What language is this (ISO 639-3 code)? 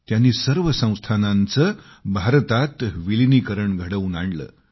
mar